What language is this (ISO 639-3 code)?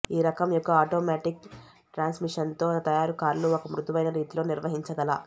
tel